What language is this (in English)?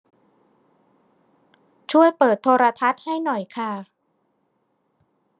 Thai